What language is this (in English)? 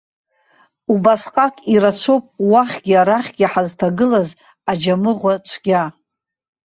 Abkhazian